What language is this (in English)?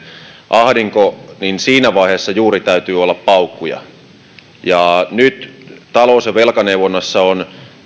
Finnish